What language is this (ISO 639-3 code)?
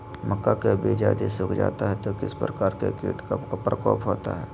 mag